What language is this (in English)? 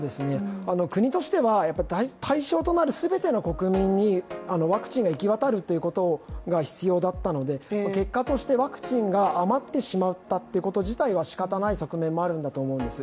Japanese